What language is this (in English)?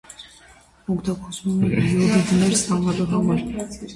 Armenian